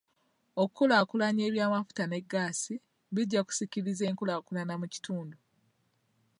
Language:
Ganda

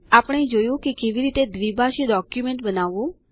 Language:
Gujarati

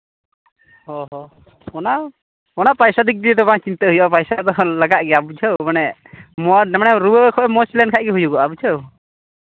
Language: Santali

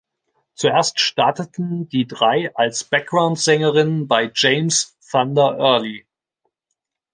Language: German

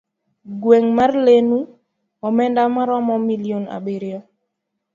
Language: Luo (Kenya and Tanzania)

